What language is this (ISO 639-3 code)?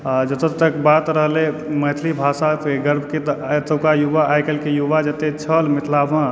mai